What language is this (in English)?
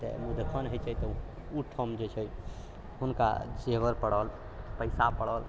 Maithili